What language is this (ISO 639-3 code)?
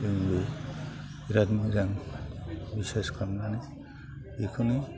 brx